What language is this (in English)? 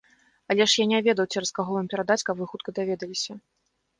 Belarusian